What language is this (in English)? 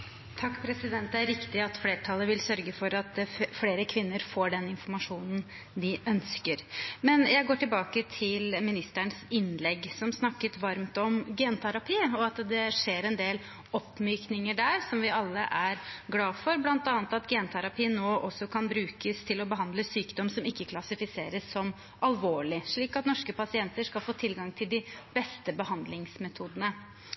Norwegian Bokmål